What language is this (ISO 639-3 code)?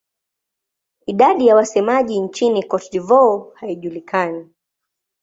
swa